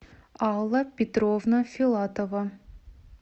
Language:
Russian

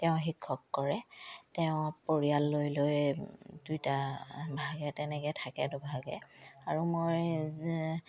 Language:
Assamese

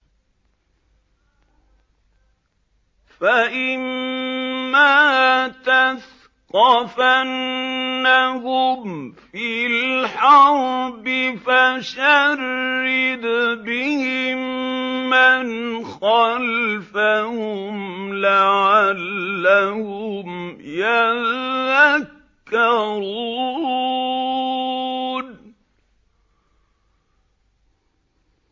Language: Arabic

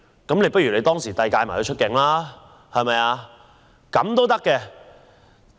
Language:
Cantonese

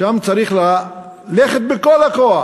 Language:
Hebrew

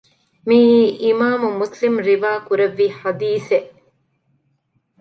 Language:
Divehi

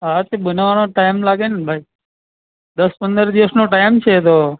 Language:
Gujarati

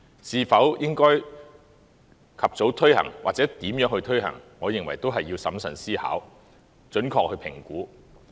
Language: Cantonese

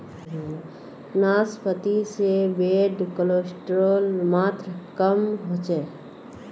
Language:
Magahi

